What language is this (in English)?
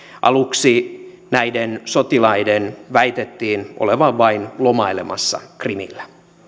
Finnish